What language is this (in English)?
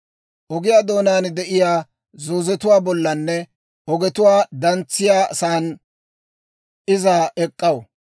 Dawro